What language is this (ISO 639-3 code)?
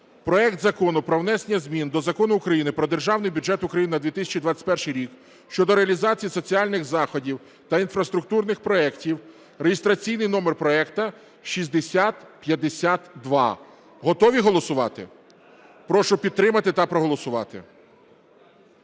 ukr